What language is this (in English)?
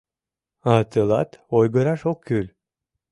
Mari